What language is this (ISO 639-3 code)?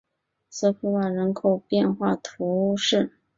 zho